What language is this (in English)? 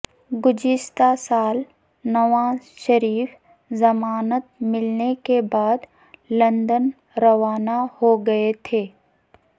Urdu